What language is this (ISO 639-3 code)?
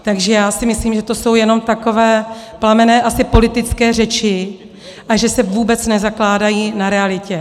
ces